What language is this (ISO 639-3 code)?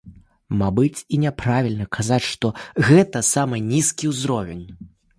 bel